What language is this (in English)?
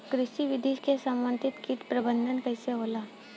Bhojpuri